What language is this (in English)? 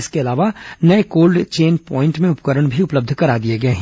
Hindi